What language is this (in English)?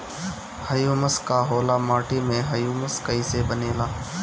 Bhojpuri